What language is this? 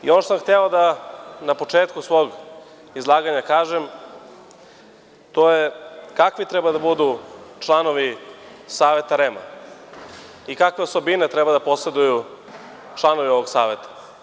Serbian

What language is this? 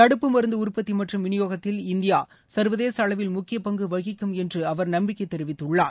Tamil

